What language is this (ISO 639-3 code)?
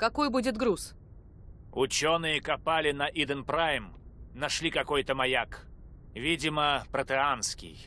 rus